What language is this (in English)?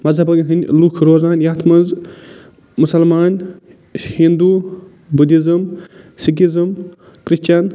Kashmiri